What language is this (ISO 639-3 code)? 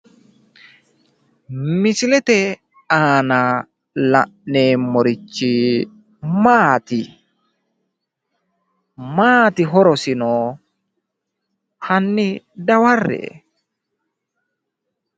sid